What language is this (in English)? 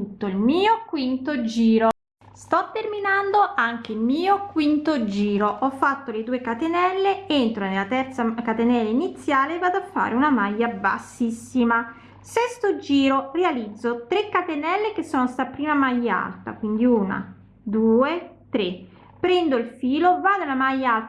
Italian